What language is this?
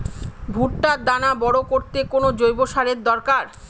Bangla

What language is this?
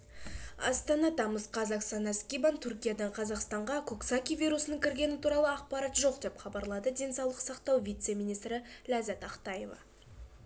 Kazakh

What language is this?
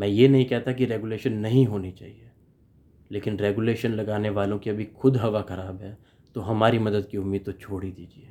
Hindi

